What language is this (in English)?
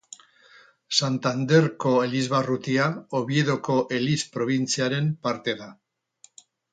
Basque